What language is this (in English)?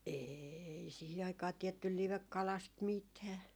Finnish